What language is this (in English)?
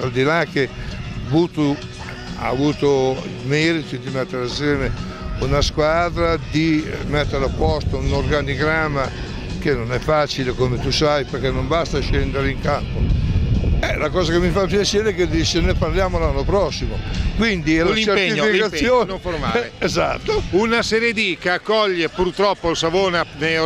Italian